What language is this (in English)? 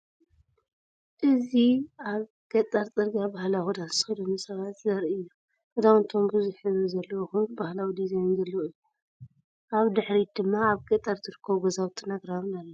Tigrinya